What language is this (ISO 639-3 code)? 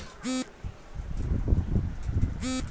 mai